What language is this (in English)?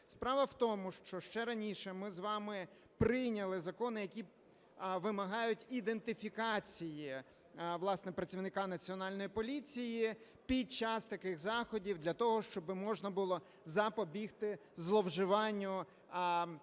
Ukrainian